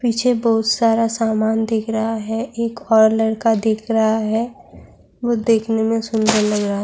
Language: Urdu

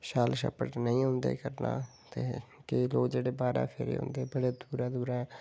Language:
Dogri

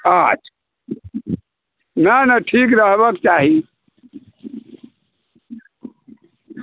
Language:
Maithili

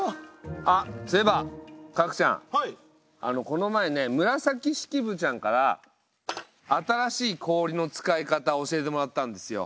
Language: Japanese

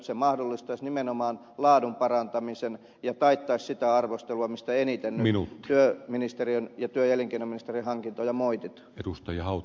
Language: Finnish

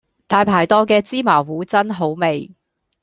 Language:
Cantonese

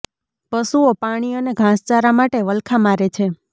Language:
Gujarati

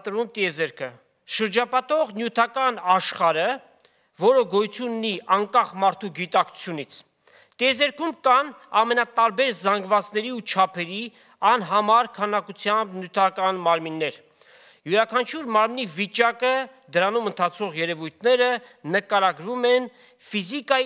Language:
Turkish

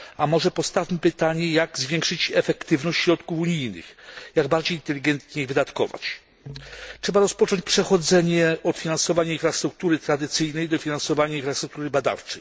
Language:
Polish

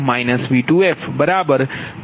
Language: Gujarati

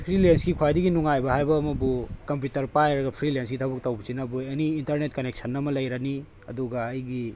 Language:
Manipuri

